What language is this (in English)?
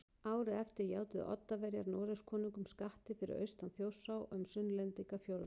Icelandic